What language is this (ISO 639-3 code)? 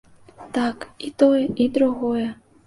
bel